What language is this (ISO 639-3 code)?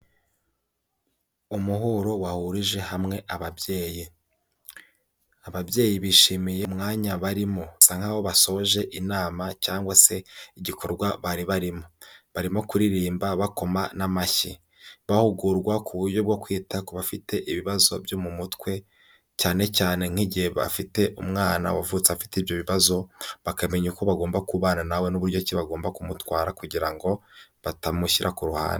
kin